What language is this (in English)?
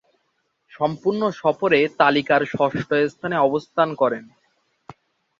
Bangla